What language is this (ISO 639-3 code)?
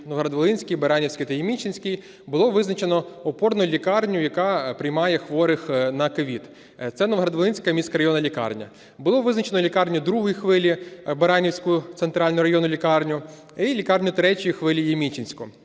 ukr